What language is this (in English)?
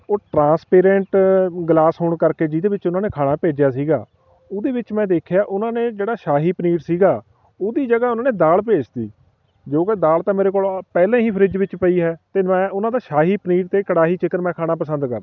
Punjabi